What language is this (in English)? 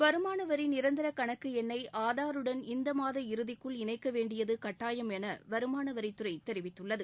Tamil